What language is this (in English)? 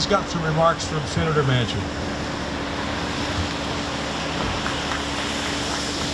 English